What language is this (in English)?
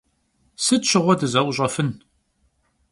Kabardian